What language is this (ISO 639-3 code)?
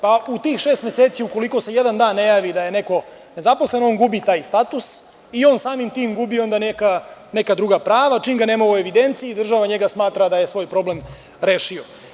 srp